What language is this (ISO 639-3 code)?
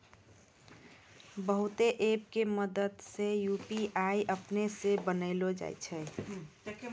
mai